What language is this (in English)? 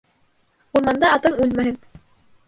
Bashkir